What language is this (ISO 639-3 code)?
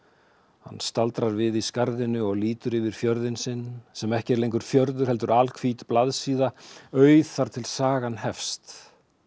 isl